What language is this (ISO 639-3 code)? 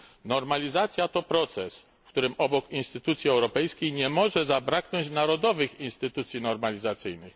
pol